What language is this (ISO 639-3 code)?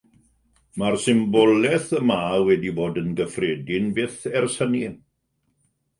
cym